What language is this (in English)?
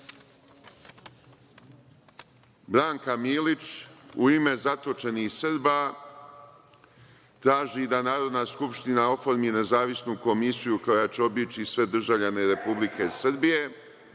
Serbian